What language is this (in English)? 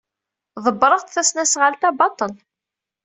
Kabyle